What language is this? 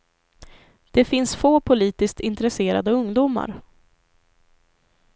Swedish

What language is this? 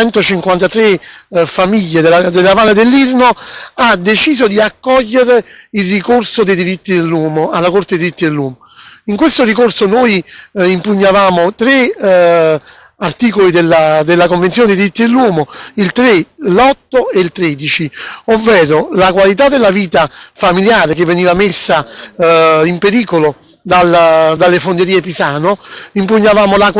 Italian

